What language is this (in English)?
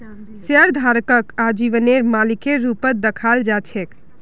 Magahi